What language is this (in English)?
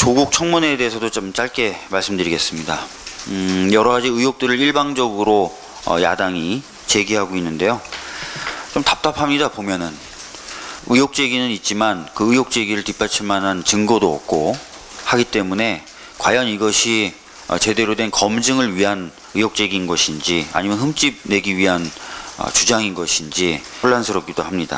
Korean